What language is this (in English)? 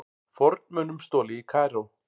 Icelandic